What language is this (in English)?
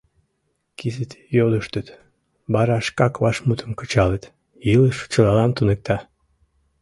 Mari